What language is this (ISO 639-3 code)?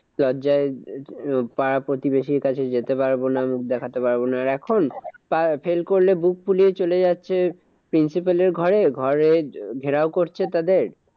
ben